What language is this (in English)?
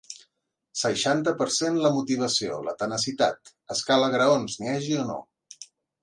Catalan